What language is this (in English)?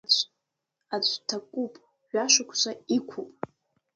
Abkhazian